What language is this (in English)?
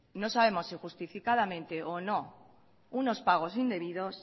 Spanish